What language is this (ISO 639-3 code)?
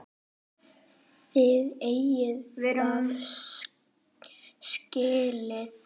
isl